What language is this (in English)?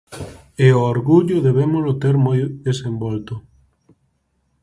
Galician